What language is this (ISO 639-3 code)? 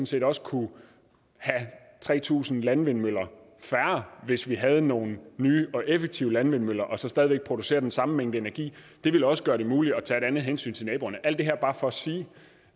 dan